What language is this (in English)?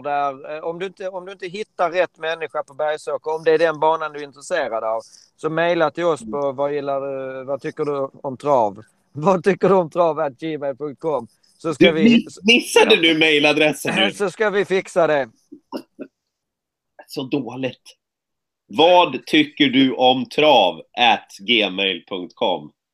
Swedish